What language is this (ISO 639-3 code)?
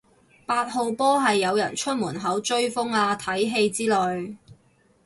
yue